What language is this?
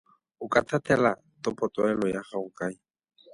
Tswana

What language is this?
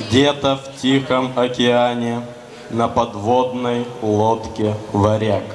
Russian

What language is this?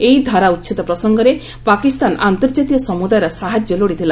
Odia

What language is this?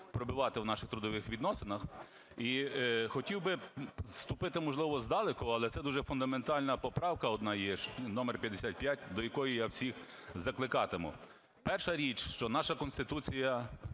Ukrainian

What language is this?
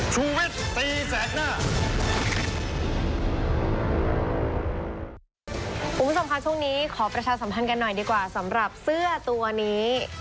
Thai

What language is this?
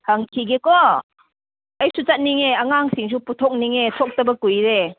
Manipuri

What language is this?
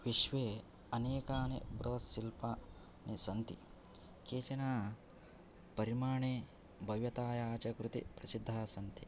Sanskrit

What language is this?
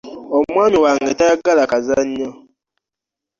Ganda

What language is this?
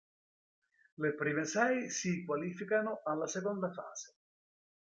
Italian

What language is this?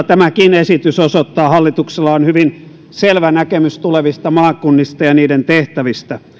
Finnish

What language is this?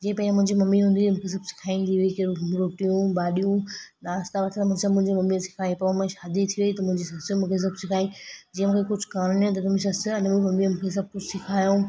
Sindhi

